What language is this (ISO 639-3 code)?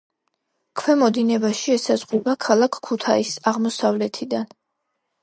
kat